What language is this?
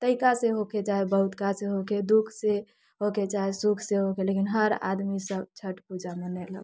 Maithili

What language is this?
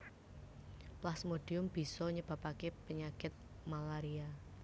Javanese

